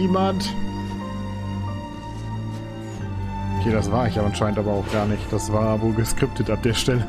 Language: German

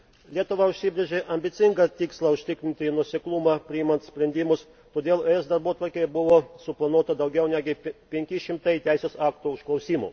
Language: Lithuanian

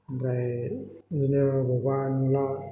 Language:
Bodo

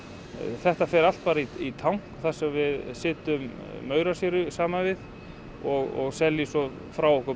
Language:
Icelandic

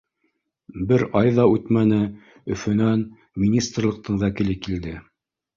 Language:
Bashkir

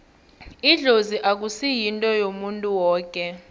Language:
South Ndebele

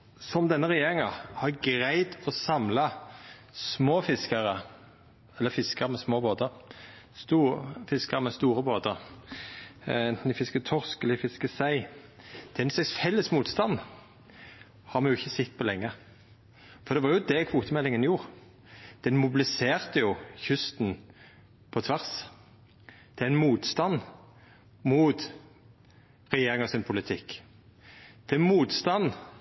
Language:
Norwegian Nynorsk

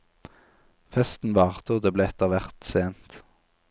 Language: Norwegian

